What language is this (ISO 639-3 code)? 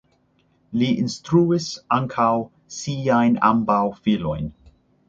epo